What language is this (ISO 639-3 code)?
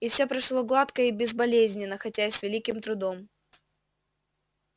rus